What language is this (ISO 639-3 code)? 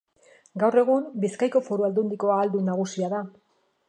eus